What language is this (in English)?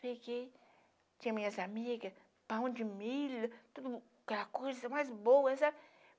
Portuguese